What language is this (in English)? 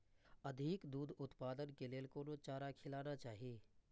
Maithili